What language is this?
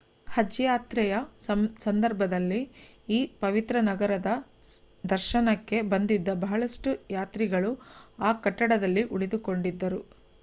Kannada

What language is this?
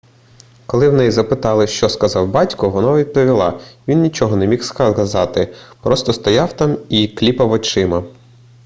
Ukrainian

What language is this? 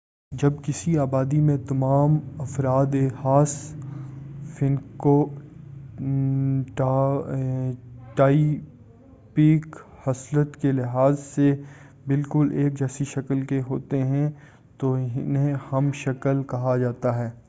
Urdu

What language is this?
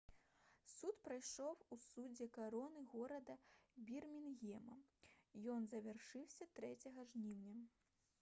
Belarusian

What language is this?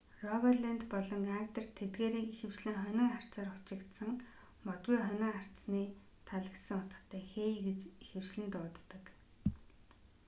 Mongolian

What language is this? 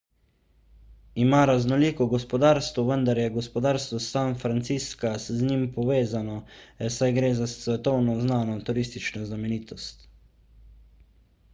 Slovenian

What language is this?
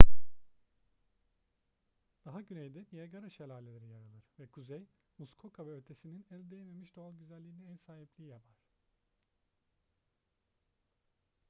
Turkish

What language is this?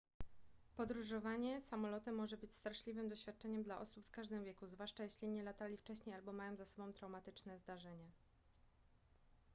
Polish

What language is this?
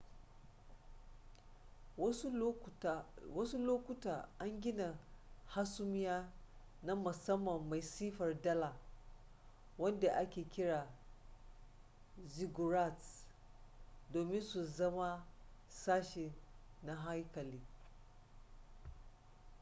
Hausa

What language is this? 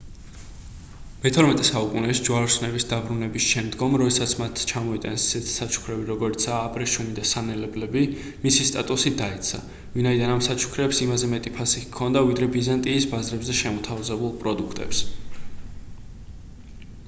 Georgian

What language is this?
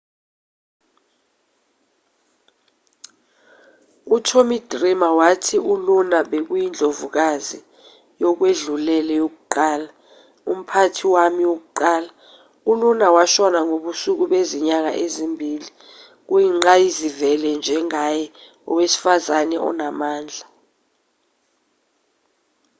Zulu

